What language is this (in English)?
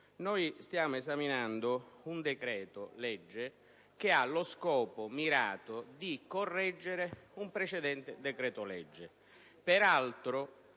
Italian